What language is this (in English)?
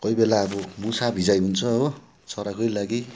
Nepali